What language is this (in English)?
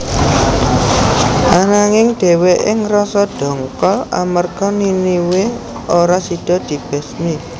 Javanese